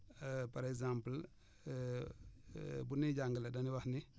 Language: Wolof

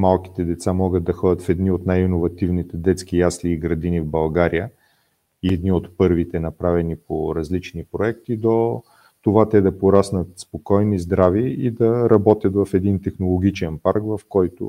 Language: Bulgarian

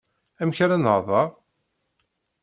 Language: Kabyle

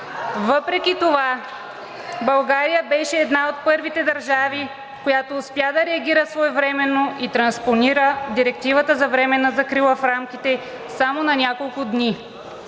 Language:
Bulgarian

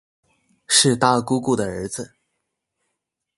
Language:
Chinese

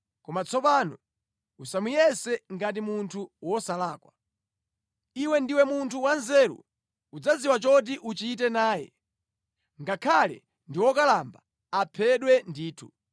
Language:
Nyanja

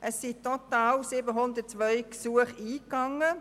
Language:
Swiss German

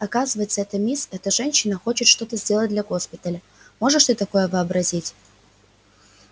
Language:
Russian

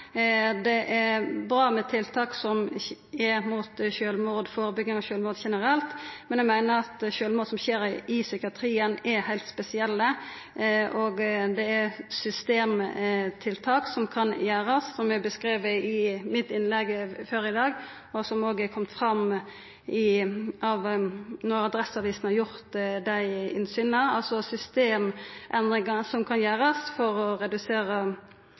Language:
Norwegian Nynorsk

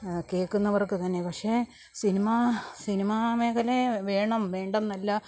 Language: Malayalam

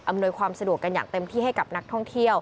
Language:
Thai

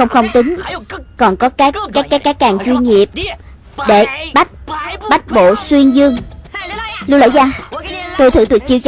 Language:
Vietnamese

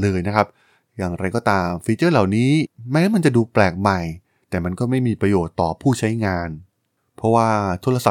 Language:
Thai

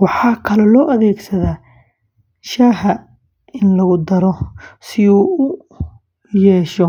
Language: Somali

